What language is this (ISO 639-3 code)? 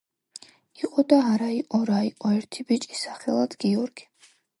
kat